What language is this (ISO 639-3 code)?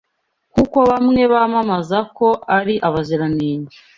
kin